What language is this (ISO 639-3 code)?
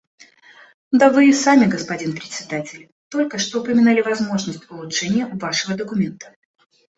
rus